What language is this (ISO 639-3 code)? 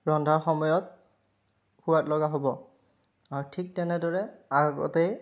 asm